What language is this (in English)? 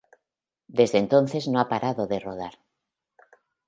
Spanish